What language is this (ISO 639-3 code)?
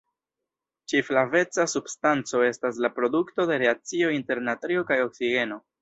epo